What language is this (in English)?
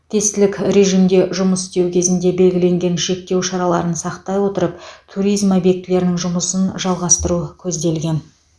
Kazakh